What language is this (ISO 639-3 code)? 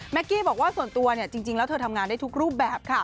tha